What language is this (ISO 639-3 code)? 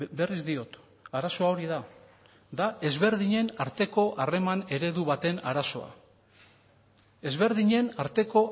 eus